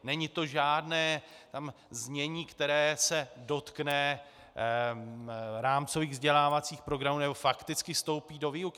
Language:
Czech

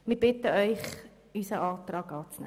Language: Swiss German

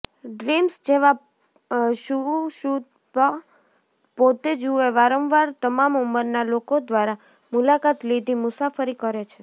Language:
Gujarati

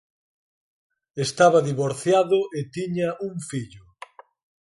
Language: Galician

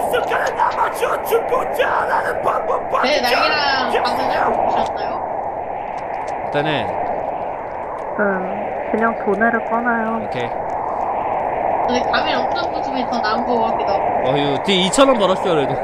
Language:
Korean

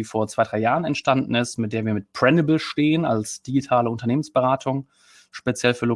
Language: German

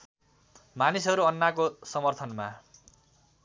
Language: Nepali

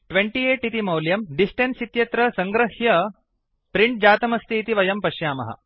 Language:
Sanskrit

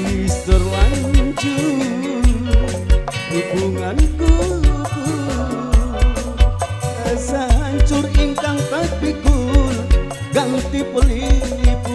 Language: Indonesian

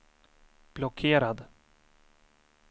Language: Swedish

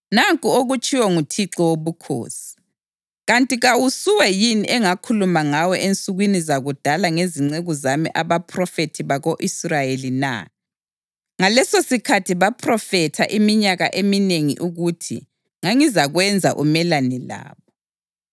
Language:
North Ndebele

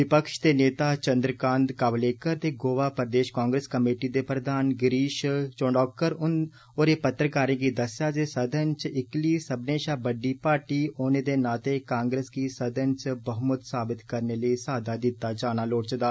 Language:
Dogri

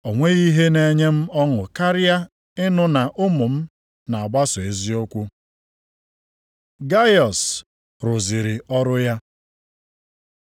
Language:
Igbo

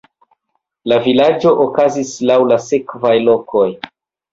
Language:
Esperanto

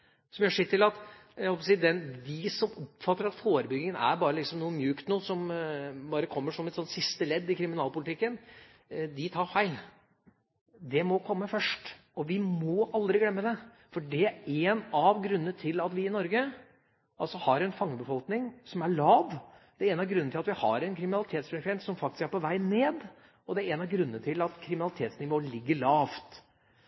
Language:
Norwegian Bokmål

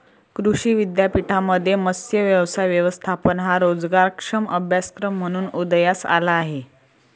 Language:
Marathi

